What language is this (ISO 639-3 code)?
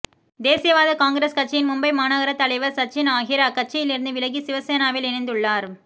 tam